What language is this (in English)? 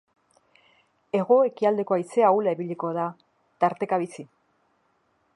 Basque